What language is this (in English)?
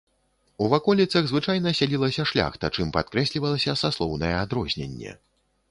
Belarusian